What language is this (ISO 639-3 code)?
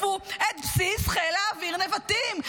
heb